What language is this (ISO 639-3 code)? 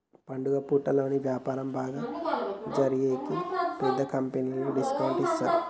tel